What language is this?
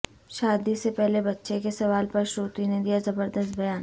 Urdu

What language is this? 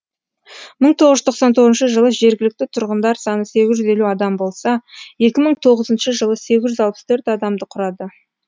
Kazakh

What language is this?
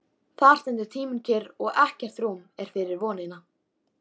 Icelandic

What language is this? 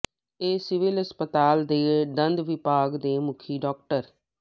Punjabi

